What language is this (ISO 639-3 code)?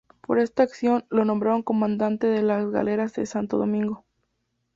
spa